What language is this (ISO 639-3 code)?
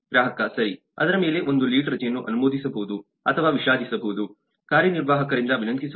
kan